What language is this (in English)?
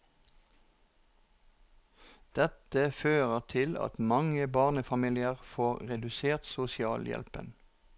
Norwegian